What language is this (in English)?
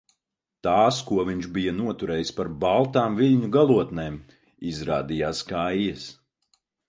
Latvian